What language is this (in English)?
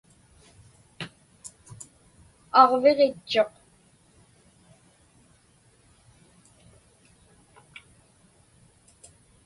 Inupiaq